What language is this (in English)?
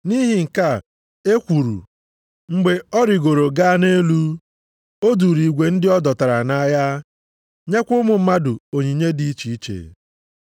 Igbo